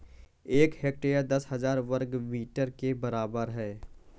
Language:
Hindi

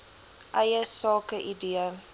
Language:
Afrikaans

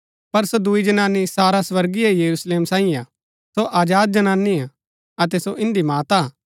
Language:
Gaddi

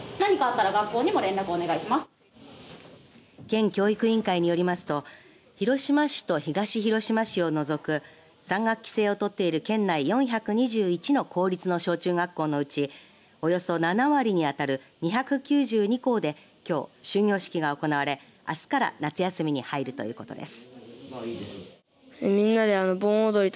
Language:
Japanese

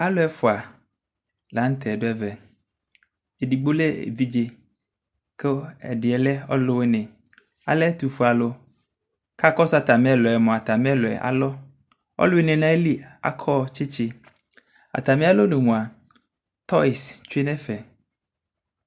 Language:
Ikposo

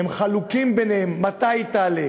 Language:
Hebrew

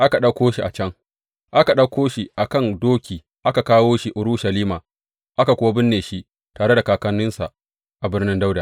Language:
Hausa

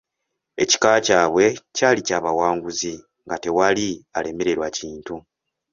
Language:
Ganda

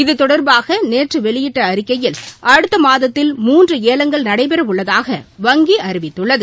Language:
Tamil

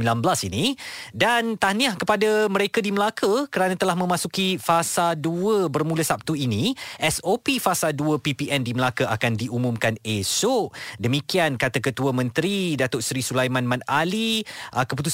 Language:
Malay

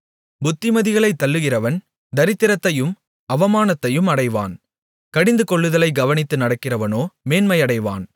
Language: Tamil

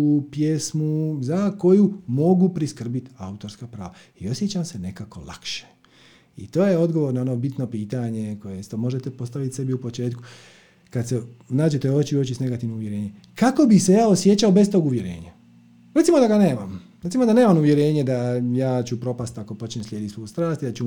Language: Croatian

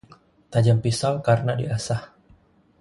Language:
Indonesian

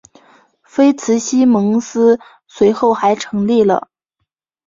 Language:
Chinese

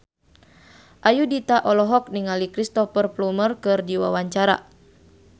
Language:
Sundanese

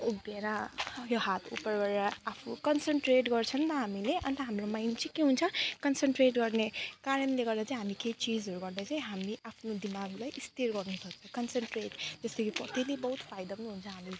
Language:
Nepali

